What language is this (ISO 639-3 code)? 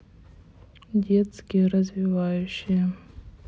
rus